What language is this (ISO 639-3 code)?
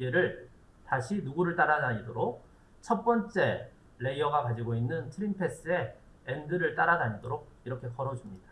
kor